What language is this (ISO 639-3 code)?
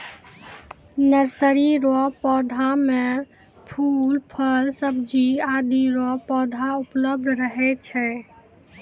mai